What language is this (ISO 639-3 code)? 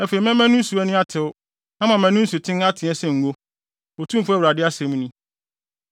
aka